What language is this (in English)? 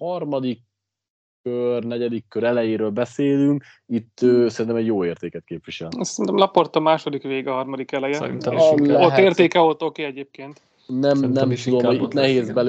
Hungarian